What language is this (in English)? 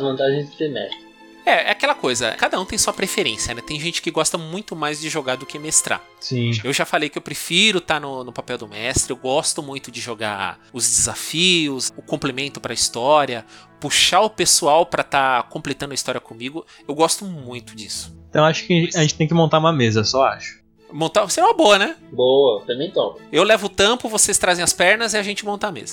Portuguese